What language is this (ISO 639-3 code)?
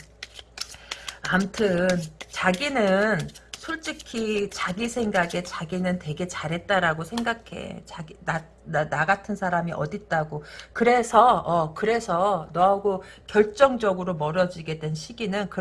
kor